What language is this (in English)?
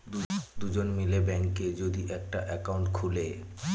Bangla